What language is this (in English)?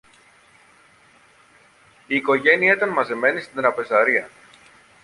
Greek